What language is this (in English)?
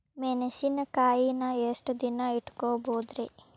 Kannada